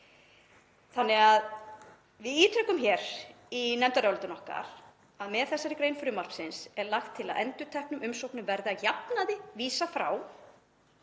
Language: Icelandic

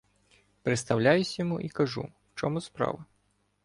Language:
Ukrainian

